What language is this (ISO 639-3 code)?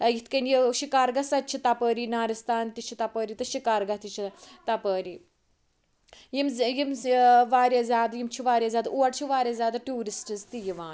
kas